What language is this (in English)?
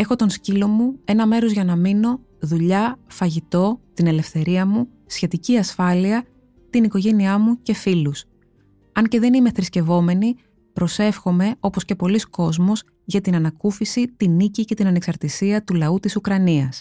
Greek